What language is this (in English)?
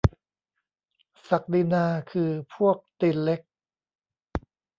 Thai